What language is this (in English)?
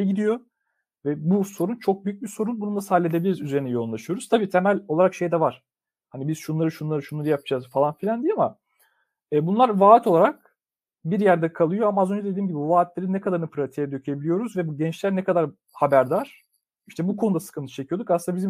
Turkish